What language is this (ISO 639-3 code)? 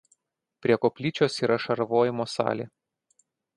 lit